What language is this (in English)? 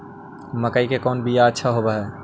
Magahi